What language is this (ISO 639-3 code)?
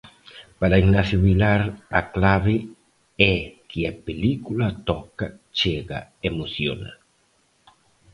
glg